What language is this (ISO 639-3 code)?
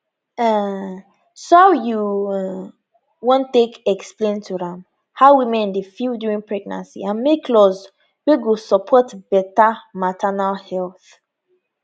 pcm